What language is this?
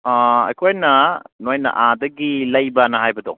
Manipuri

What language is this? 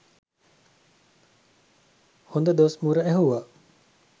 Sinhala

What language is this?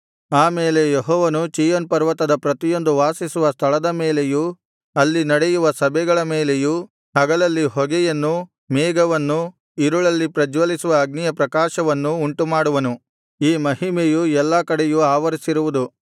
Kannada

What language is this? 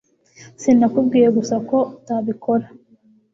Kinyarwanda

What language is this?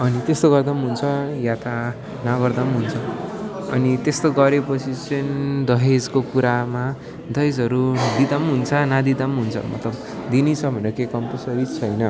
Nepali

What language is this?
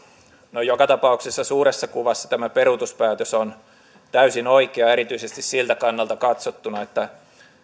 Finnish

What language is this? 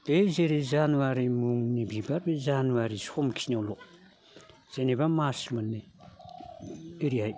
Bodo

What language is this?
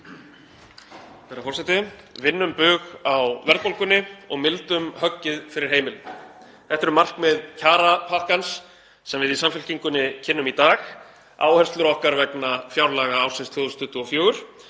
Icelandic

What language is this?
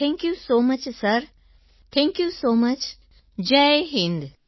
Gujarati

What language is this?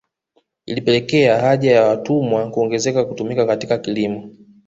Swahili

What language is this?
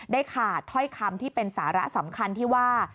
Thai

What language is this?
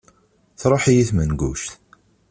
Kabyle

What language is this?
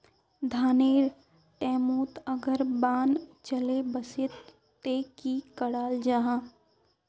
Magahi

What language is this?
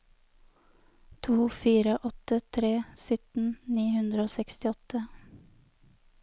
Norwegian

